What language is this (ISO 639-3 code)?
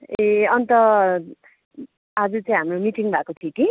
nep